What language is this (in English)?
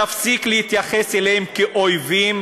Hebrew